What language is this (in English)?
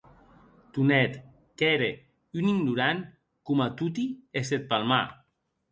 Occitan